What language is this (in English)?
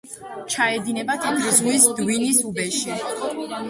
Georgian